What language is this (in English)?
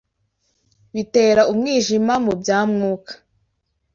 Kinyarwanda